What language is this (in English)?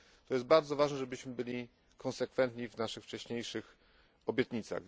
Polish